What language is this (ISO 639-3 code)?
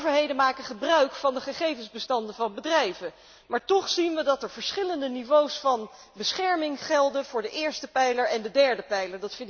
nld